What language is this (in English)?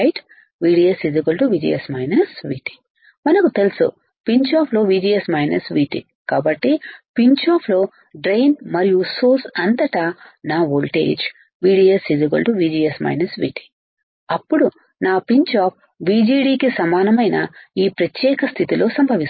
Telugu